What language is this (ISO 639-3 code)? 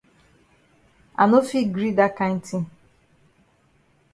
wes